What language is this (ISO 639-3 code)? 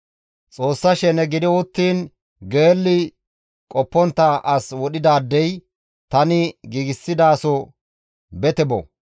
gmv